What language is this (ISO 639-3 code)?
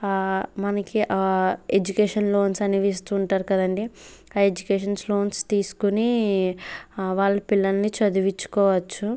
tel